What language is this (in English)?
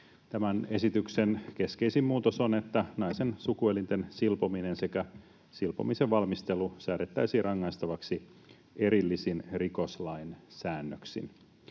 Finnish